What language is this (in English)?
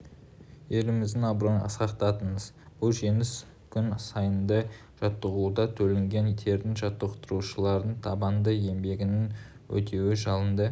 Kazakh